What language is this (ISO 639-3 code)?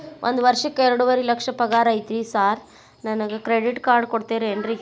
kan